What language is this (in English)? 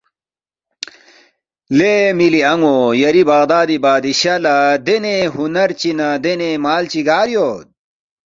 Balti